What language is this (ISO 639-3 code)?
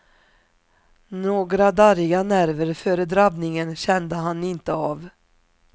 swe